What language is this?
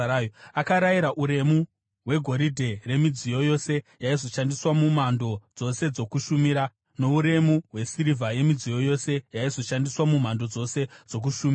Shona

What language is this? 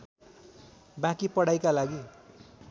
Nepali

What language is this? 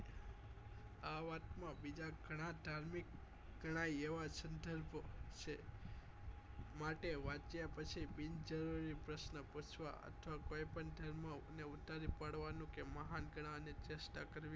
Gujarati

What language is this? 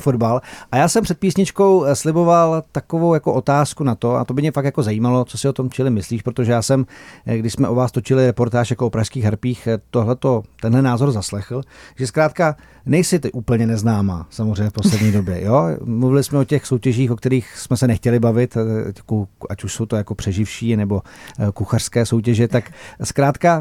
Czech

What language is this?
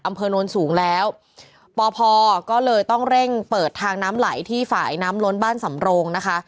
Thai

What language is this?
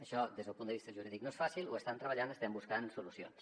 Catalan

